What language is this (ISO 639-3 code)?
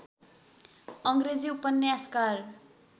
nep